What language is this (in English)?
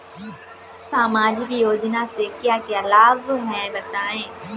Hindi